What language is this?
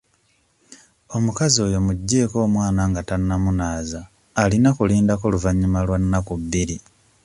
Ganda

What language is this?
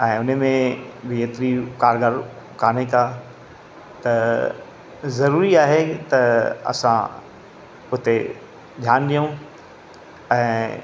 Sindhi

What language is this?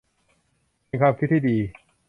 Thai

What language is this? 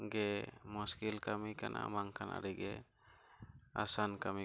Santali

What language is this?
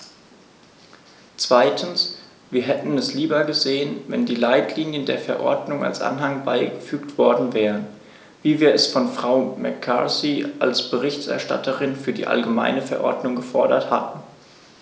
German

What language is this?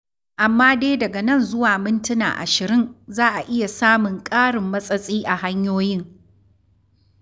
Hausa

